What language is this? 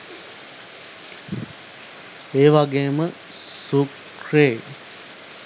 Sinhala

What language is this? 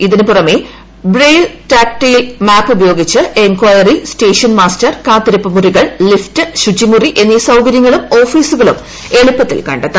Malayalam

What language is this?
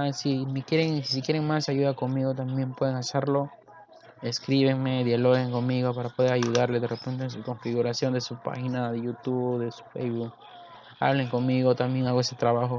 Spanish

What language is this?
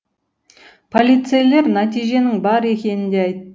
Kazakh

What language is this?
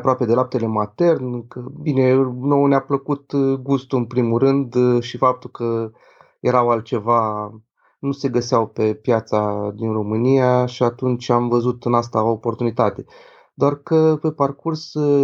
Romanian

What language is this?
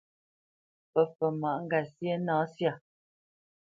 Bamenyam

